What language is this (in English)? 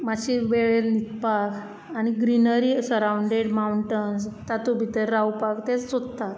Konkani